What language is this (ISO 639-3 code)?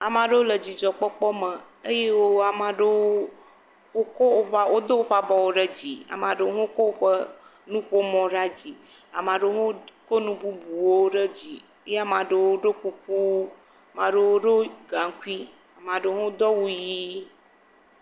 ewe